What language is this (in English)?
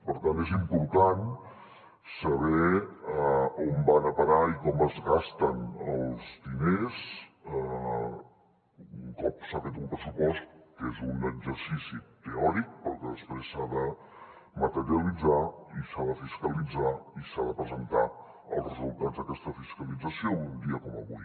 Catalan